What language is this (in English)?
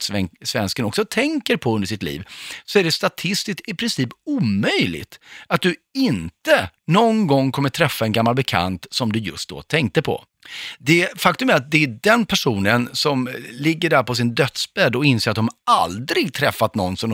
Swedish